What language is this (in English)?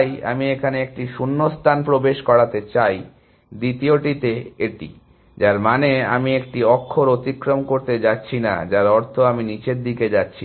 Bangla